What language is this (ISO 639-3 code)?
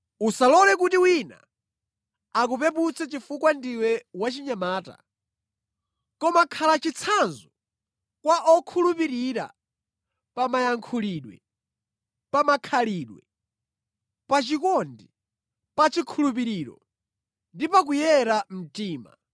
nya